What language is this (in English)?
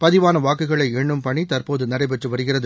Tamil